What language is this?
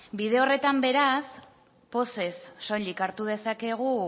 Basque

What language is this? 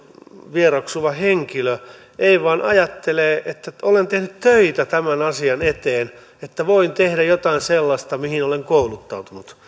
Finnish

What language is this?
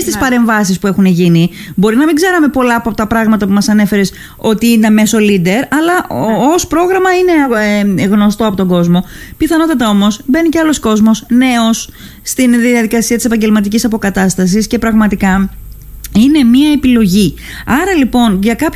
Greek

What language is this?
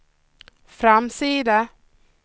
Swedish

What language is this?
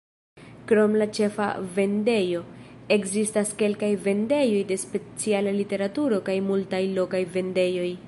Esperanto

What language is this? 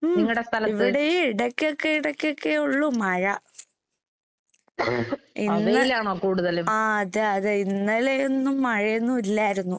Malayalam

